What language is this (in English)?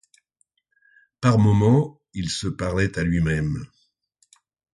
French